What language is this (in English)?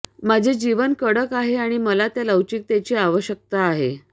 Marathi